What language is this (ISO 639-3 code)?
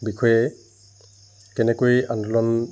asm